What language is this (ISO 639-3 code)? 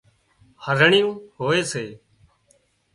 kxp